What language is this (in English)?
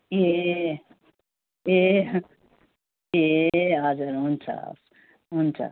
Nepali